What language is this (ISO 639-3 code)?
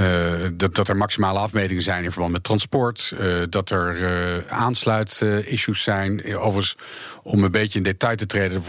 nld